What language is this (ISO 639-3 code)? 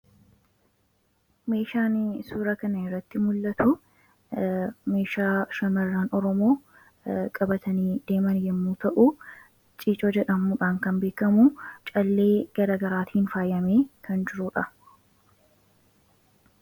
orm